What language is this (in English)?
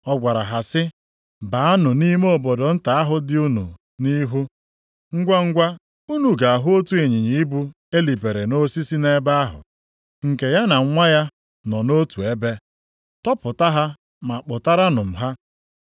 Igbo